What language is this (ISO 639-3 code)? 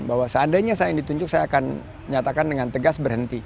ind